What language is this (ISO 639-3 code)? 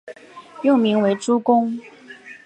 zho